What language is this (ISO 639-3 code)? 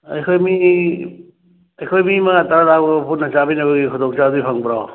mni